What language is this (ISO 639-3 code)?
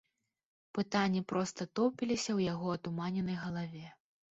bel